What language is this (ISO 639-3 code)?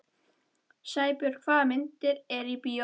isl